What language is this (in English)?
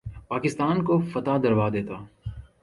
Urdu